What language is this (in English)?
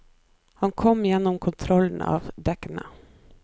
Norwegian